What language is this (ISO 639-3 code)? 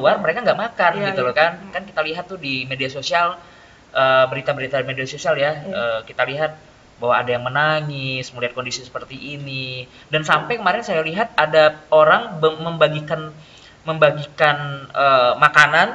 ind